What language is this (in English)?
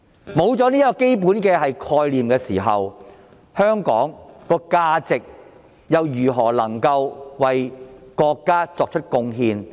Cantonese